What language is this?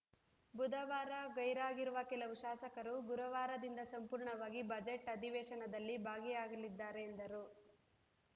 Kannada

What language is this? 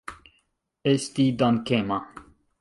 Esperanto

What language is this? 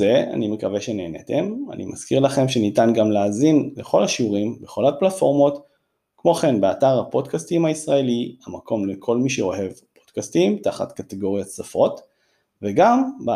Hebrew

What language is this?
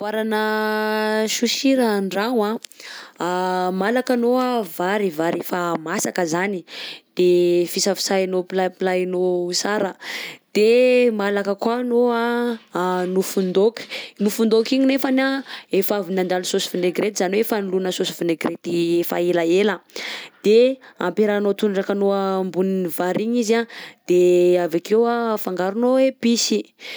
Southern Betsimisaraka Malagasy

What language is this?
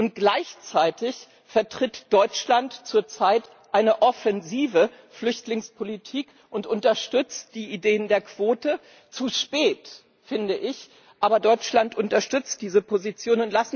German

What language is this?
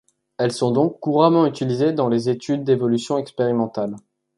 French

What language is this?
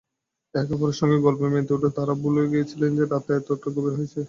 Bangla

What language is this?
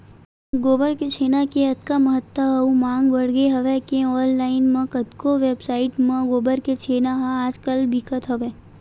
Chhattisgarhi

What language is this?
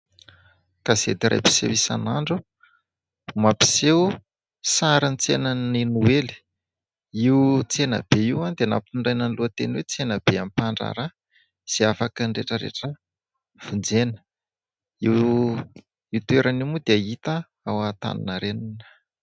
Malagasy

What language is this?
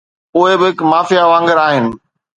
Sindhi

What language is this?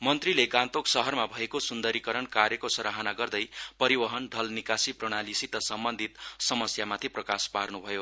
Nepali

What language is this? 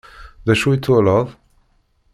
Kabyle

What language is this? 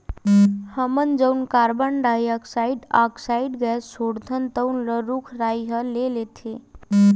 Chhattisgarhi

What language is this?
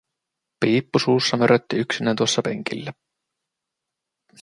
Finnish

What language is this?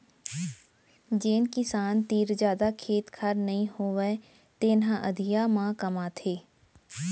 Chhattisgarhi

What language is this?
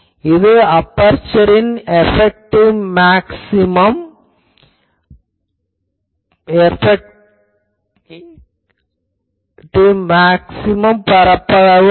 Tamil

